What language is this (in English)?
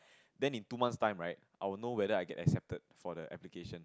English